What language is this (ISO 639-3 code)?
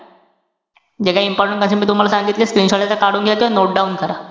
mar